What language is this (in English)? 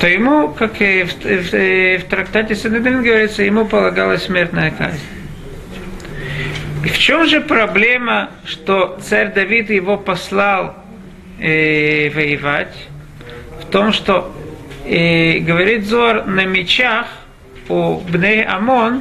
Russian